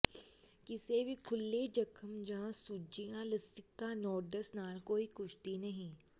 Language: Punjabi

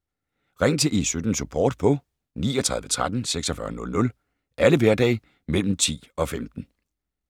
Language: Danish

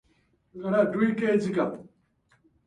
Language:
Japanese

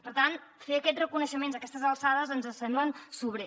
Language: Catalan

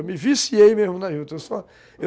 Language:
Portuguese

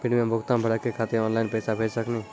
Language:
Maithili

